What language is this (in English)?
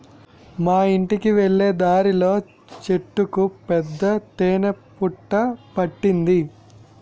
Telugu